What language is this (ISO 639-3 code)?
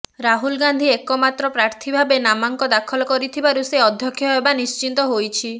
ori